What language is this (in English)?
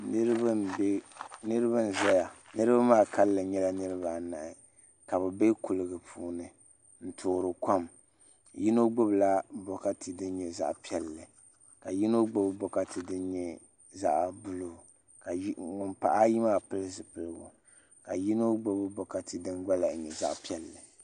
Dagbani